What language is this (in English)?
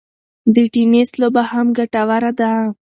Pashto